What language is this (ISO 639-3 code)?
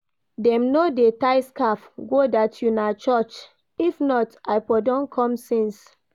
pcm